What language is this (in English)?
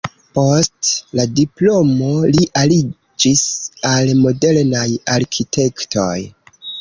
Esperanto